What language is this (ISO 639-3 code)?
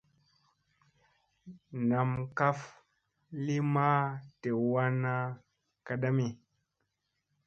mse